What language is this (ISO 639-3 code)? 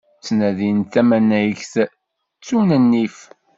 kab